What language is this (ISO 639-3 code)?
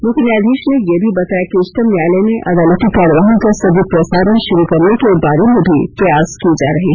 hin